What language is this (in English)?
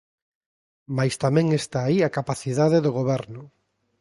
Galician